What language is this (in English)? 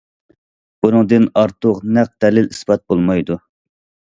Uyghur